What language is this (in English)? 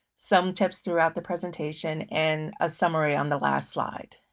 English